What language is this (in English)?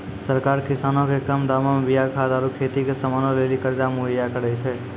Maithili